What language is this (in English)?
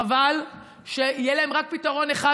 Hebrew